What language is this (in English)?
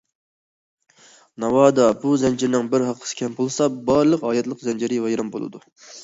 Uyghur